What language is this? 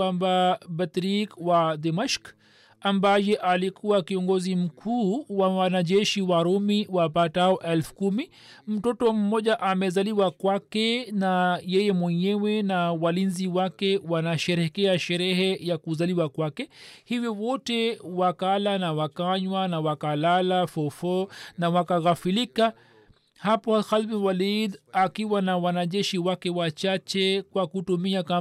Swahili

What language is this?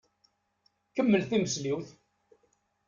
Kabyle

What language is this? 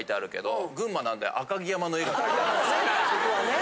Japanese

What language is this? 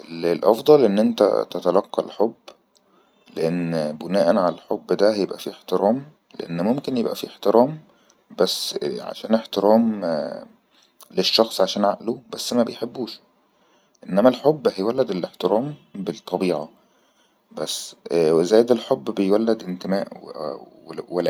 Egyptian Arabic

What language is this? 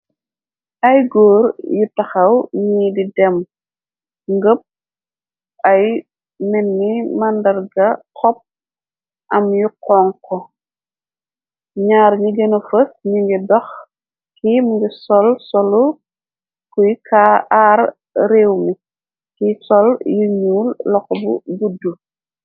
Wolof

